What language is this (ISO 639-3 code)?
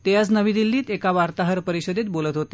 mar